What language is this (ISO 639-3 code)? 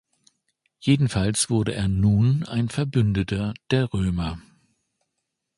deu